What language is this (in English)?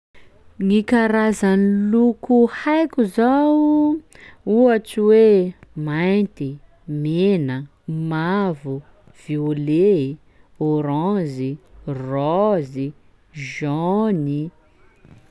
Sakalava Malagasy